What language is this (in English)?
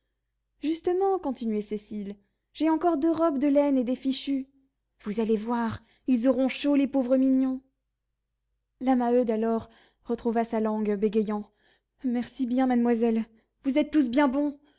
French